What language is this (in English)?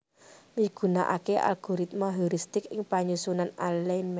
Javanese